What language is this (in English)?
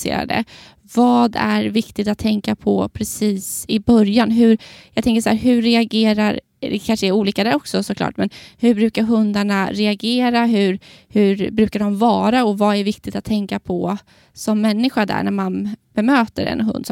Swedish